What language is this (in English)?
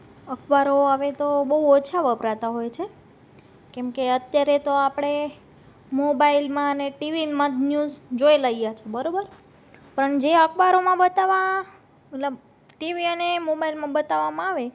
Gujarati